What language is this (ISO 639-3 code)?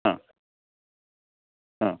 mal